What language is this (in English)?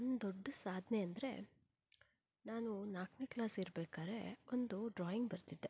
Kannada